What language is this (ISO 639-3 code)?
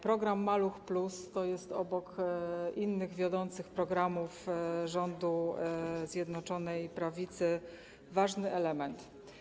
pol